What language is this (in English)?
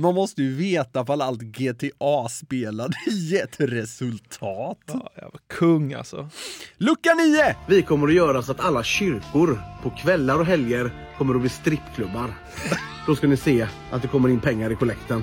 Swedish